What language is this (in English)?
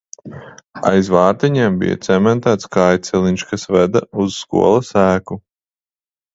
Latvian